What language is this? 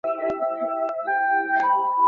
Bangla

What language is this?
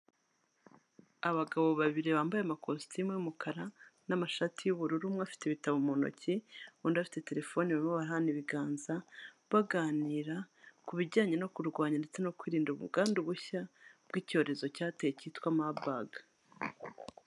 Kinyarwanda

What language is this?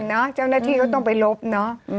Thai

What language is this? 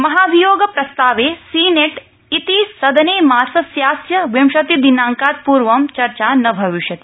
Sanskrit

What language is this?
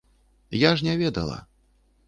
Belarusian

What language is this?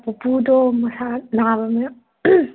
Manipuri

